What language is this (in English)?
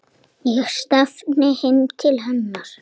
Icelandic